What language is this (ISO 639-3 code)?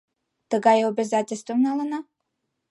chm